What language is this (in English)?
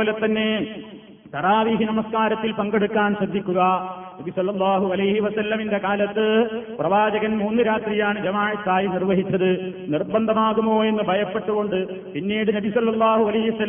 Malayalam